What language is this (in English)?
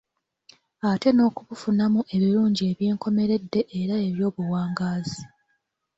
Ganda